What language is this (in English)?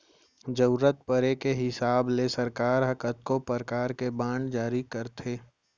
Chhattisgarhi